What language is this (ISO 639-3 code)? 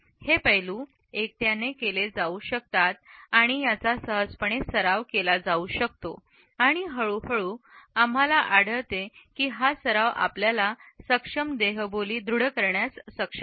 mar